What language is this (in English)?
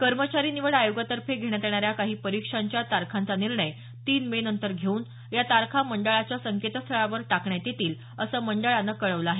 Marathi